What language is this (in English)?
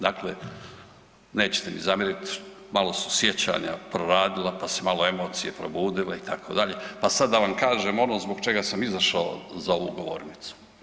Croatian